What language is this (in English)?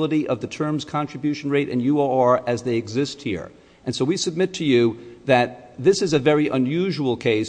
English